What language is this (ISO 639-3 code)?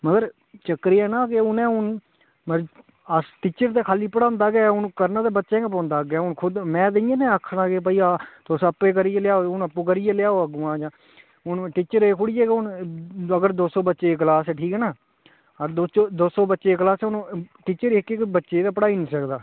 doi